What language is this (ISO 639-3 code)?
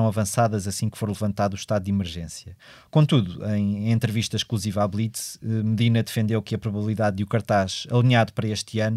por